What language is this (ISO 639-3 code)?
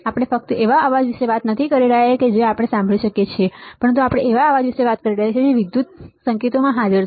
guj